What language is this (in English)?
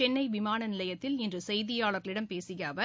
Tamil